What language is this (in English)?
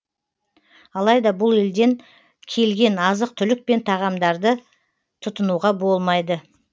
Kazakh